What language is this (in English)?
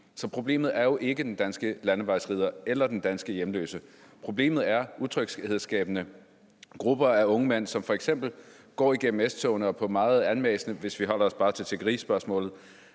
Danish